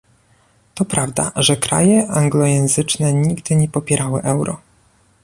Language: Polish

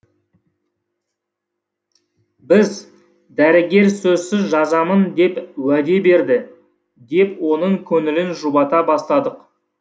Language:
Kazakh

